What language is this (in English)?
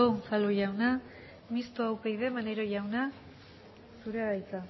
Basque